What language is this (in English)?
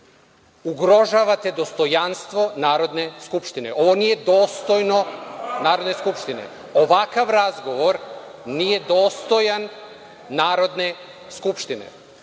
Serbian